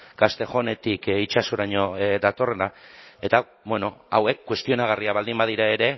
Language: Basque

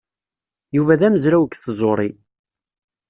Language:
Kabyle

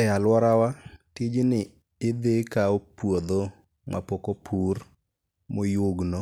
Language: Luo (Kenya and Tanzania)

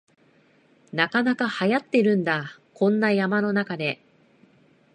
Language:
Japanese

